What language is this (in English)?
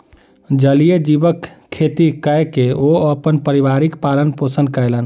Maithili